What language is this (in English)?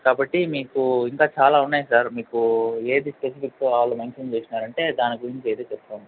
Telugu